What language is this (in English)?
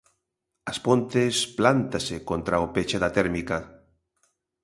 Galician